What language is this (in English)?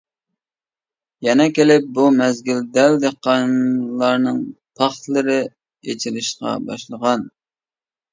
Uyghur